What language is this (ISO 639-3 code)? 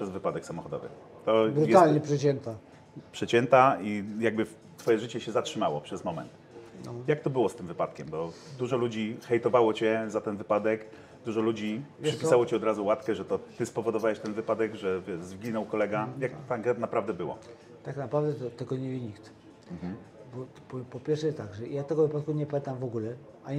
pol